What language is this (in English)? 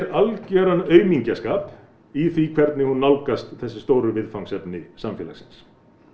Icelandic